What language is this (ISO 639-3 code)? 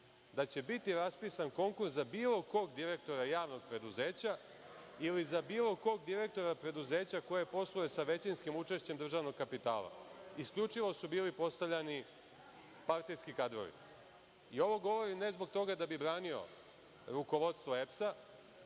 srp